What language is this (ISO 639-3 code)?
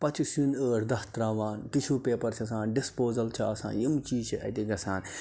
kas